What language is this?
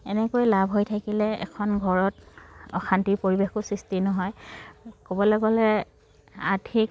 Assamese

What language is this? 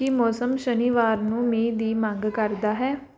Punjabi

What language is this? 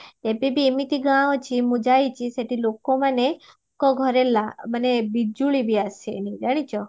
Odia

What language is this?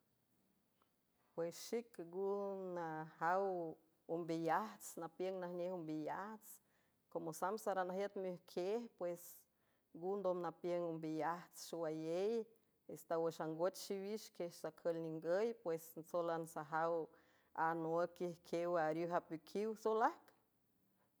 San Francisco Del Mar Huave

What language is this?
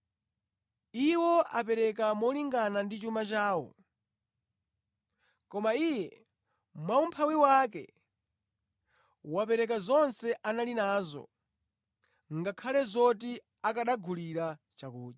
Nyanja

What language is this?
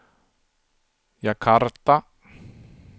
Swedish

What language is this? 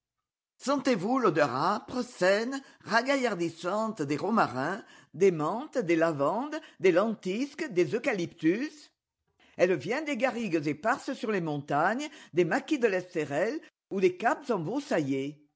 French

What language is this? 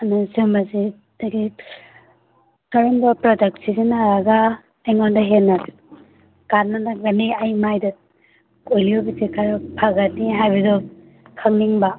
Manipuri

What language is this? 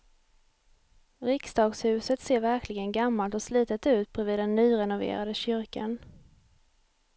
Swedish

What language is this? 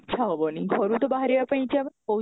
Odia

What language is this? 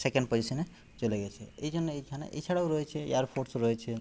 Bangla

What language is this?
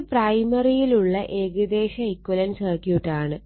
Malayalam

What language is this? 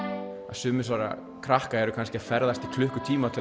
Icelandic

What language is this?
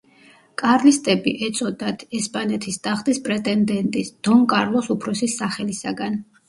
Georgian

